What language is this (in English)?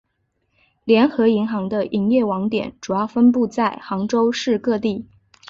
Chinese